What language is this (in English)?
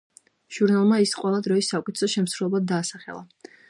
Georgian